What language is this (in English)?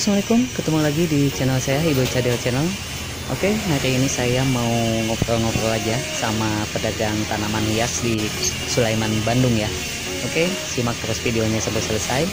Indonesian